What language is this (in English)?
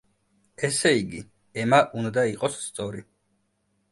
Georgian